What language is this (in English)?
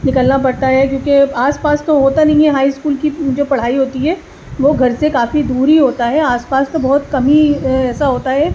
Urdu